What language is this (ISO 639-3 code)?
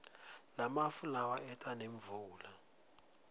ssw